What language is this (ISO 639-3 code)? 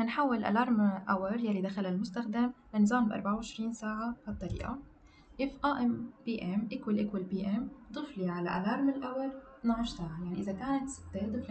ara